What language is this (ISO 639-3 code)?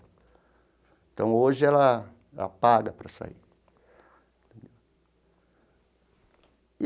por